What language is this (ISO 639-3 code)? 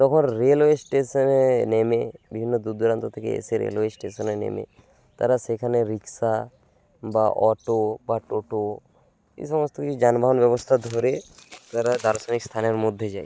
ben